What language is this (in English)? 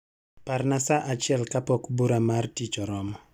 Luo (Kenya and Tanzania)